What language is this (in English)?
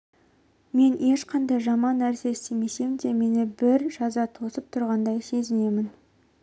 Kazakh